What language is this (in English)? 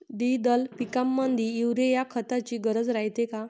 Marathi